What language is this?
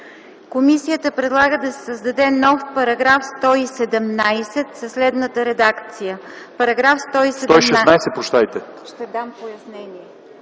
Bulgarian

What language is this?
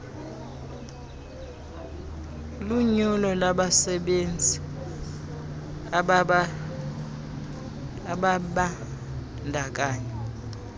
Xhosa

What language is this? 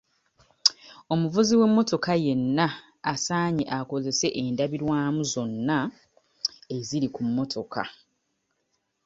Ganda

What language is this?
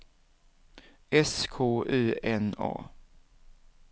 Swedish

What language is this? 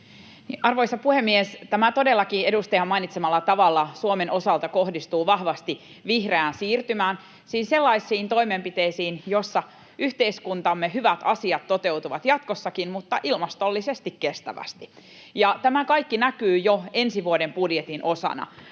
Finnish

